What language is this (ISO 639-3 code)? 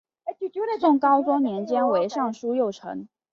zho